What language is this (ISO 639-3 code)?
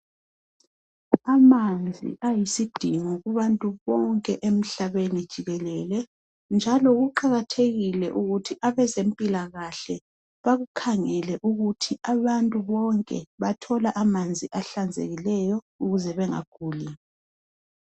nde